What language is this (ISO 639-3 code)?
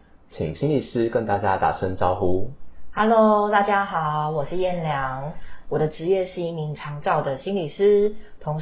zho